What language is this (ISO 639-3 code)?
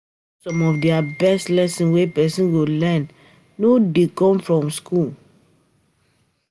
pcm